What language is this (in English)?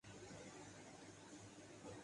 Urdu